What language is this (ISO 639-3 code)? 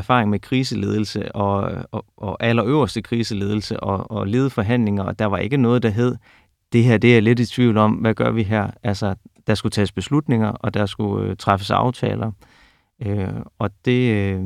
dan